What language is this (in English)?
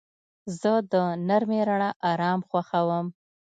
Pashto